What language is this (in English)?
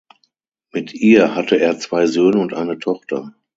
German